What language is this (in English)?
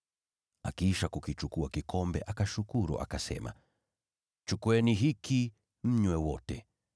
Swahili